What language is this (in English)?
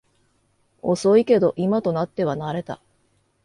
Japanese